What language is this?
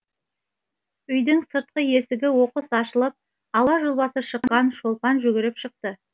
Kazakh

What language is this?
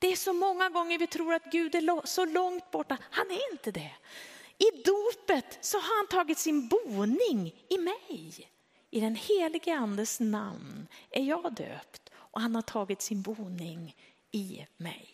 Swedish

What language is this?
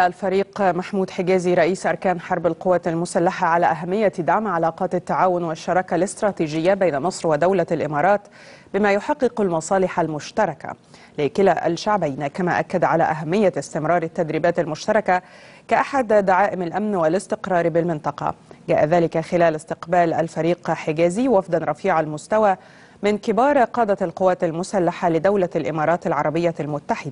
Arabic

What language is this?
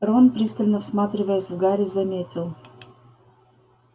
Russian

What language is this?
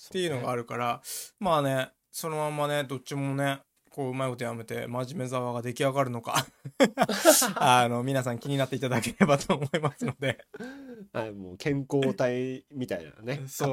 Japanese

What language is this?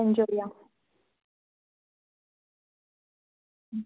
Malayalam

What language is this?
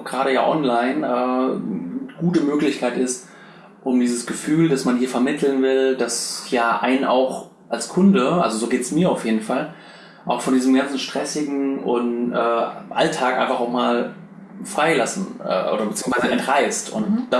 German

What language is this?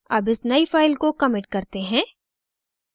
Hindi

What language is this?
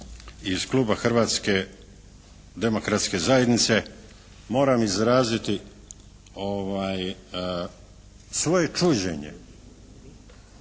Croatian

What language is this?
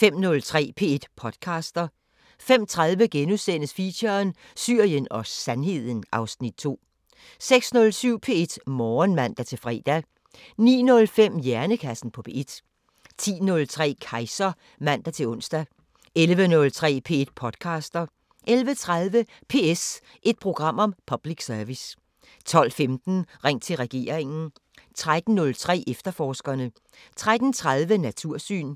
Danish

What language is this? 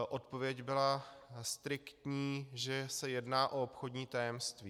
Czech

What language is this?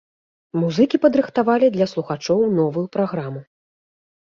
Belarusian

